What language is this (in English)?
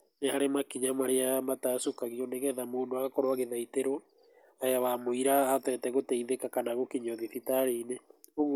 Kikuyu